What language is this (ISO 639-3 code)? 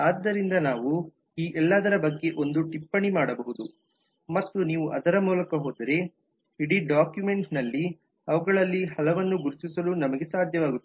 kan